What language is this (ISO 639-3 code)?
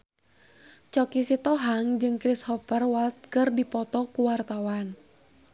sun